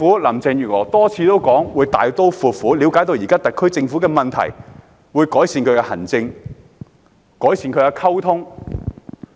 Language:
Cantonese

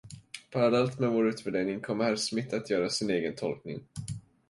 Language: Swedish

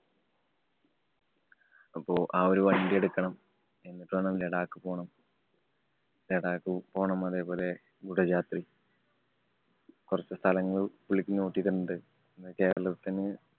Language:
Malayalam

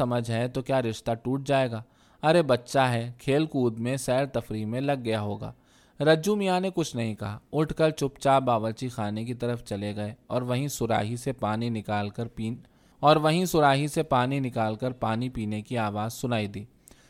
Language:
Urdu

